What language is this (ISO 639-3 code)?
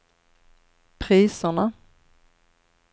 swe